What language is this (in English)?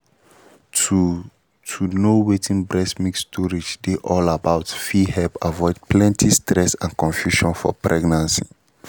Nigerian Pidgin